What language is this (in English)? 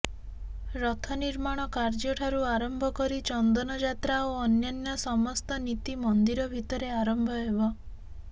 Odia